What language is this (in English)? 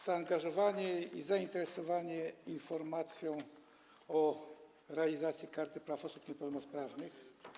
Polish